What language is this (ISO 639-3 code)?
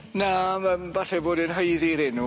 cym